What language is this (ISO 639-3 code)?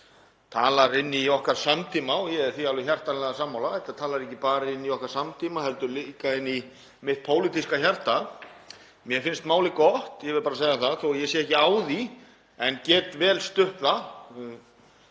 isl